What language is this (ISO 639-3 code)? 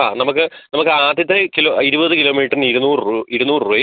mal